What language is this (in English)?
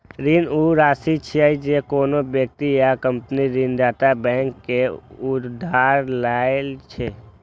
Maithili